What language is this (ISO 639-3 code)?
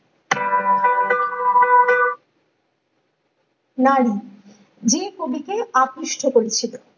ben